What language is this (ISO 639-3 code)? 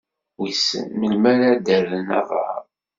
kab